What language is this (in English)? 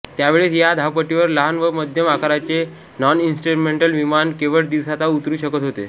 Marathi